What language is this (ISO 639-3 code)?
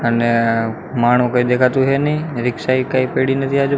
guj